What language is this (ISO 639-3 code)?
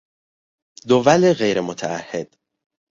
fas